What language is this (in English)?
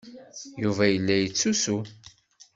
Kabyle